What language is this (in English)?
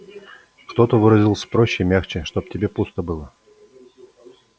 Russian